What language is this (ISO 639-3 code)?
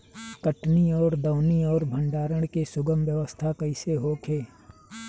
bho